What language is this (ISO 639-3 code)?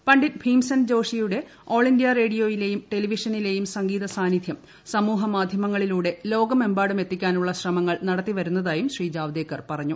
mal